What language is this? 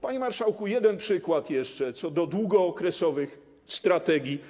Polish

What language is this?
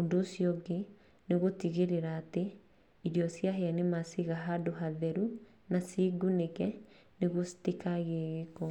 Kikuyu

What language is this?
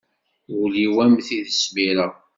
Kabyle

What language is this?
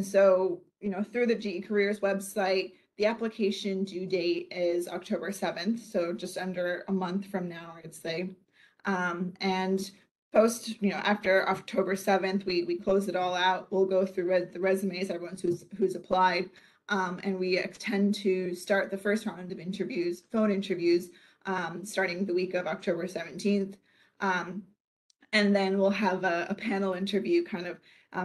English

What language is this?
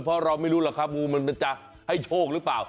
Thai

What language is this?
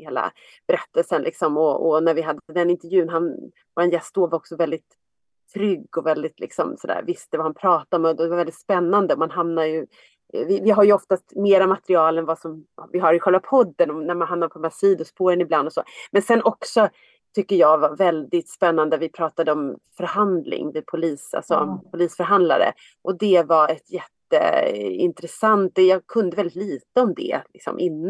Swedish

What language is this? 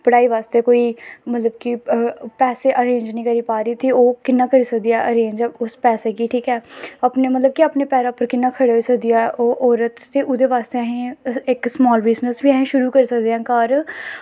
Dogri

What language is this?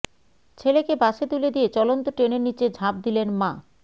Bangla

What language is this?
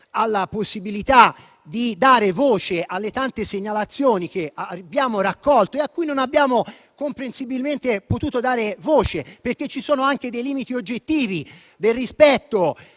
Italian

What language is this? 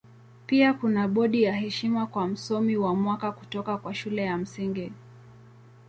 Swahili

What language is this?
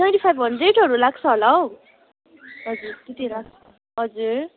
Nepali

